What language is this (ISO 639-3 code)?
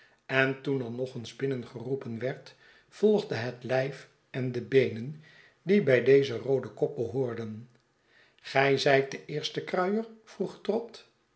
nld